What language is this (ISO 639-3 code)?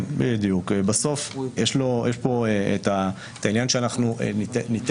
heb